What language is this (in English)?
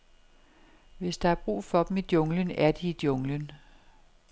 Danish